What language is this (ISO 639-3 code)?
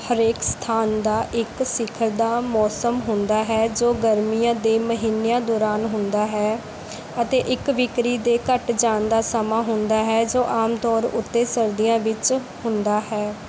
pan